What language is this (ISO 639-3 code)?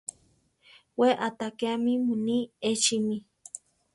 tar